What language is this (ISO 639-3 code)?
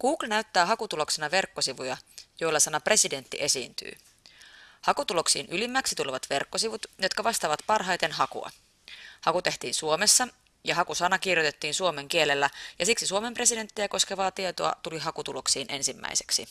fin